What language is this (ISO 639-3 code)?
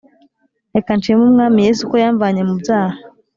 kin